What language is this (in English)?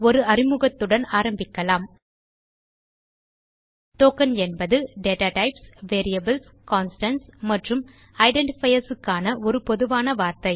Tamil